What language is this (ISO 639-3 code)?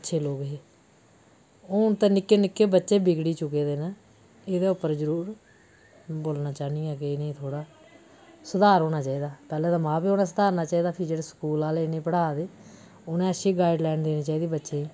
doi